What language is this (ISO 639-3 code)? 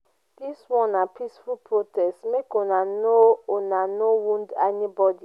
pcm